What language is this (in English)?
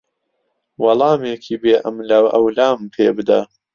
Central Kurdish